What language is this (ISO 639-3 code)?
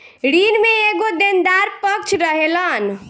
bho